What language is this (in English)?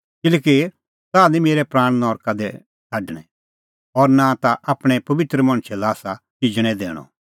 Kullu Pahari